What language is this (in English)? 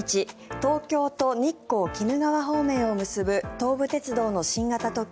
Japanese